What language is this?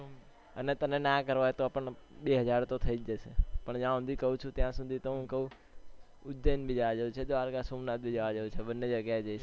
Gujarati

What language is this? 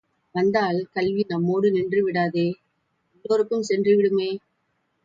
Tamil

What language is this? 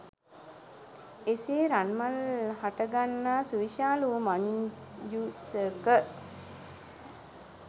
Sinhala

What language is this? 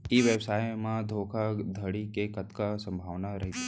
Chhattisgarhi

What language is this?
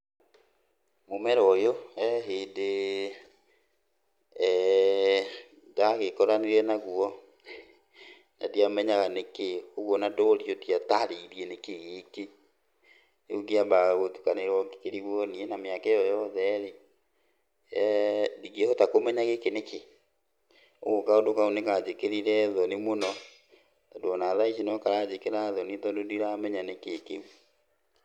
Kikuyu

